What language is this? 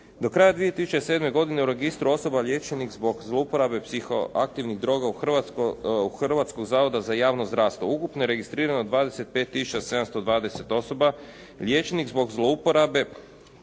Croatian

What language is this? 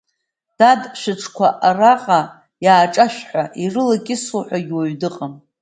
Abkhazian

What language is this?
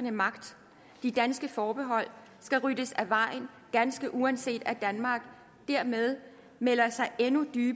Danish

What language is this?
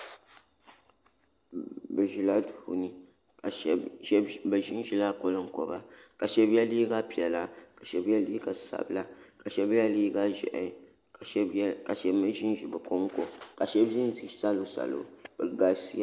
Dagbani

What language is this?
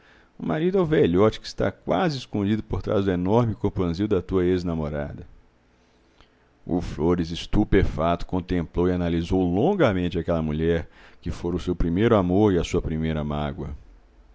Portuguese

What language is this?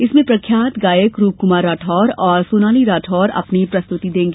Hindi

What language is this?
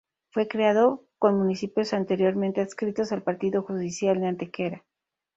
Spanish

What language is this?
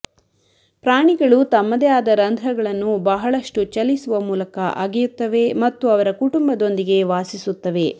Kannada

